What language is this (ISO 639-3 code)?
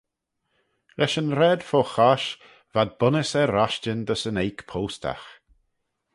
glv